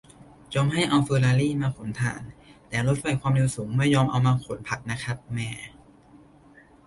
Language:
Thai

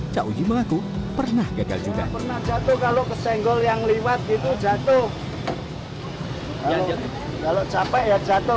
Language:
Indonesian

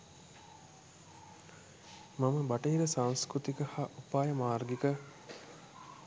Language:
Sinhala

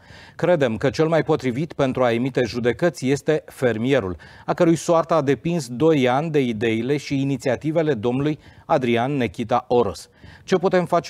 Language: Romanian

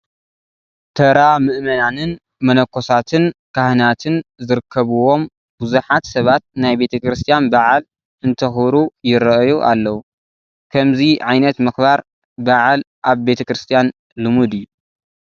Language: Tigrinya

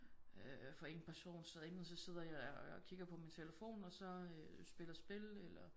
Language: Danish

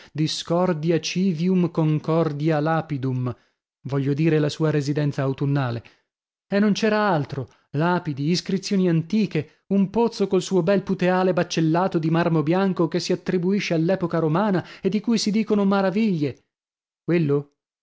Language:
Italian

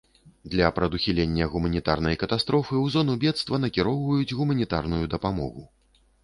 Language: Belarusian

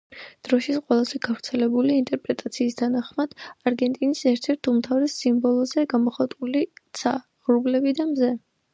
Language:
Georgian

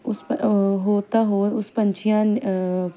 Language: Punjabi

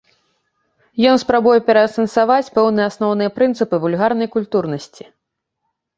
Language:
Belarusian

